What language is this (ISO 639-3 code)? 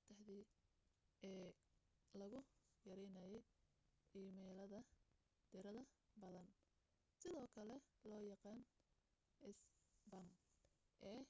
som